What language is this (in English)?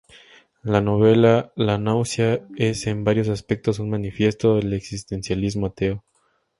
Spanish